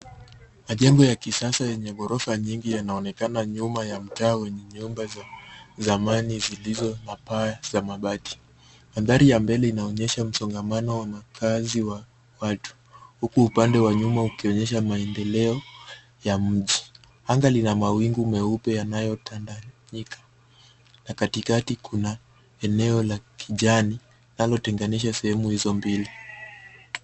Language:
Swahili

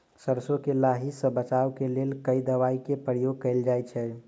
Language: Maithili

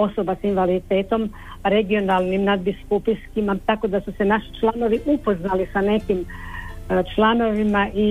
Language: Croatian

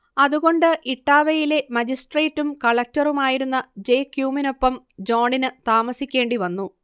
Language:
Malayalam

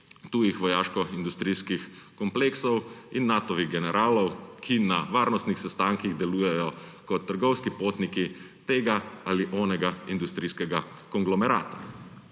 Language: Slovenian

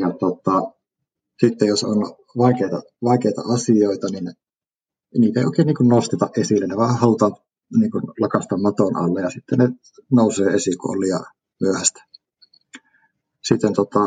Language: Finnish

